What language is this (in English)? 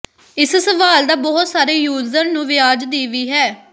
Punjabi